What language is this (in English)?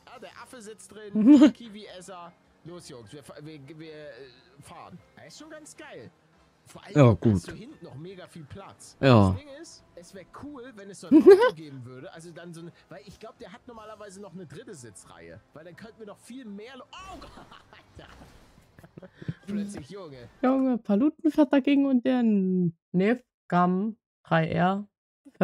German